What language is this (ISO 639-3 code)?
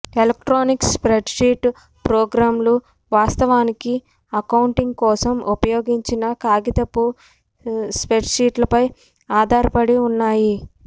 tel